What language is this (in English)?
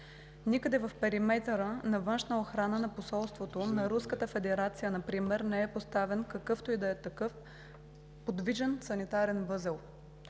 Bulgarian